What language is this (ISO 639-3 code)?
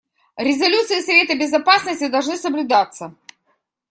rus